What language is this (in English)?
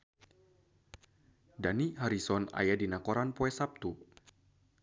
Sundanese